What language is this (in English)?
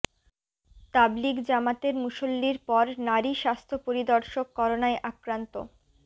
Bangla